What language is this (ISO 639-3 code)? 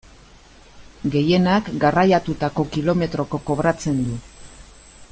eus